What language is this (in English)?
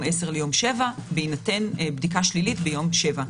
Hebrew